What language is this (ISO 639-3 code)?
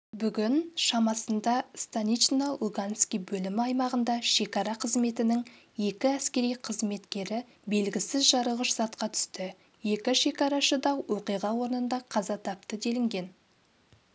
kaz